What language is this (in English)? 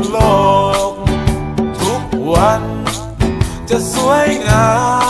Thai